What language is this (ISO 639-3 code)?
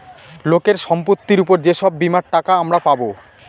ben